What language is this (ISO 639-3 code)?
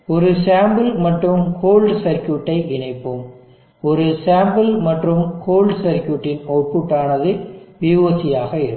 tam